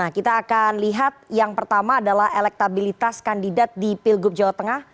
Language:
Indonesian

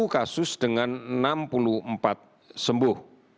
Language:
Indonesian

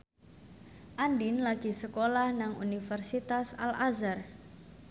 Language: Javanese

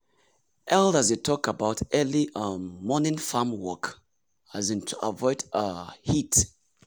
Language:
Nigerian Pidgin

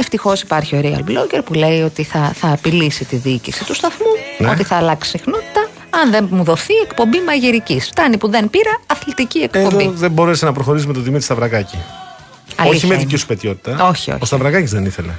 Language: Greek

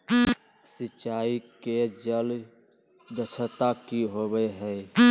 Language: Magahi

